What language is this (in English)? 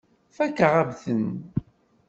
Kabyle